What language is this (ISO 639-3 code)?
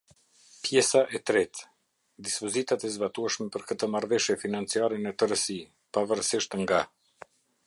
sqi